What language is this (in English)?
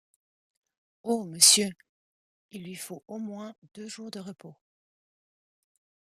French